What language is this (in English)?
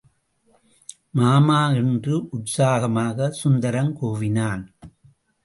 Tamil